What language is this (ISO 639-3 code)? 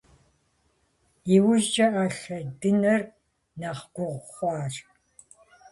kbd